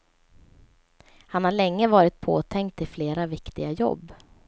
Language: Swedish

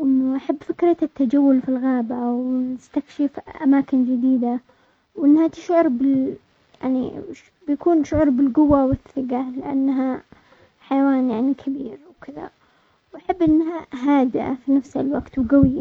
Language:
Omani Arabic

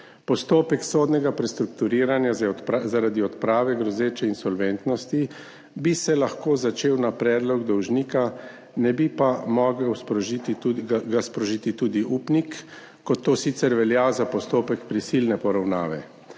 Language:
Slovenian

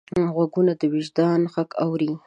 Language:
Pashto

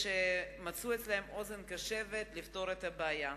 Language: Hebrew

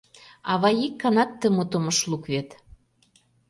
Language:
Mari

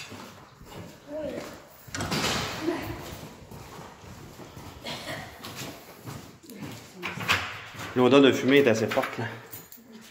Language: French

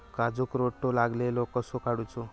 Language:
Marathi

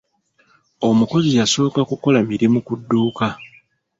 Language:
Ganda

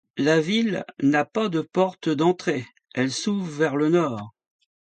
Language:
French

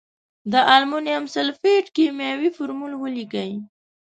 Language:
Pashto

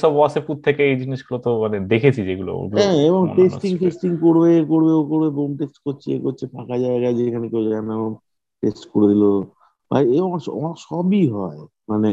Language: Bangla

